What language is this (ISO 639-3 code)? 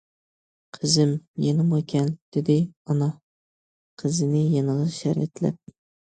uig